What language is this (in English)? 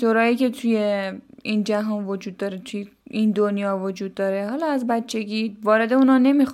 Persian